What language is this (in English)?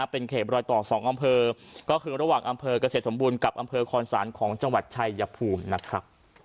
Thai